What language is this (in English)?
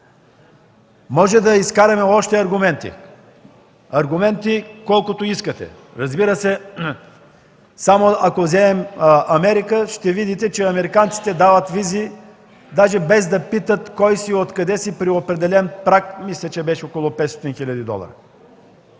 Bulgarian